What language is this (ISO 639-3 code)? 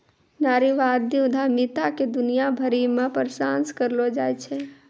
mai